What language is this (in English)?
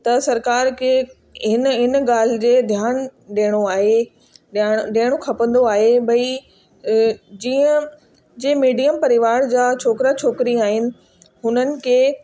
Sindhi